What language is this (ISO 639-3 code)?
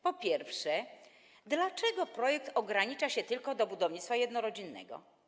pol